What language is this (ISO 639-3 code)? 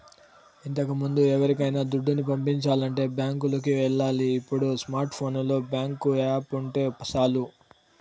tel